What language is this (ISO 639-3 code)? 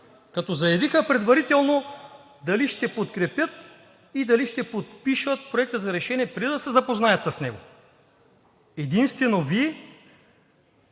bul